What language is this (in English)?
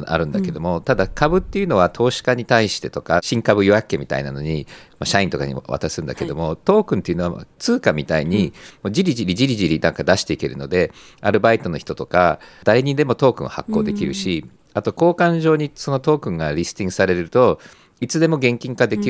Japanese